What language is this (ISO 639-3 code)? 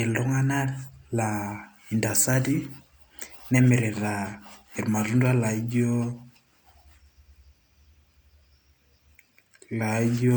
mas